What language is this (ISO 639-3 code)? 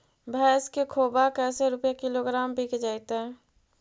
mag